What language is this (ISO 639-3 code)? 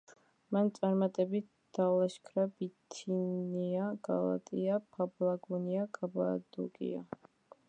kat